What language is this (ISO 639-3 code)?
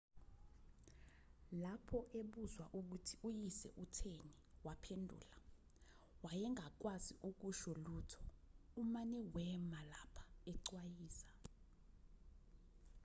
zul